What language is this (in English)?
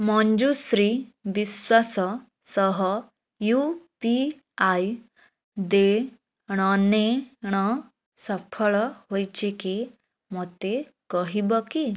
Odia